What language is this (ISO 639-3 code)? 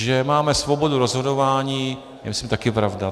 ces